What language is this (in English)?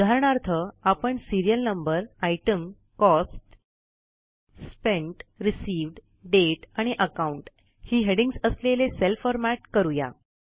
Marathi